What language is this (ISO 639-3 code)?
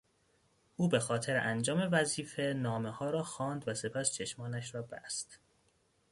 fas